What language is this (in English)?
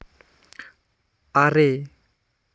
Santali